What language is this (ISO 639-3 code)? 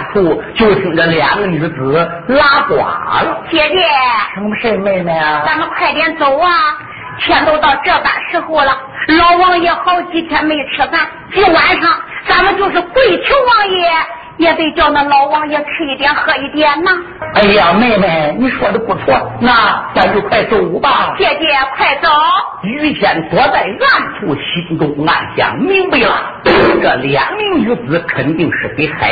zho